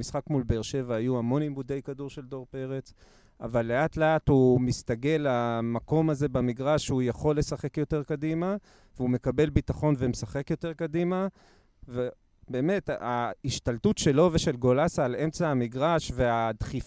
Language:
Hebrew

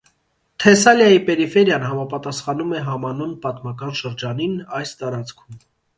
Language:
Armenian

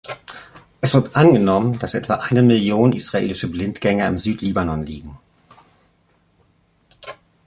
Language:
German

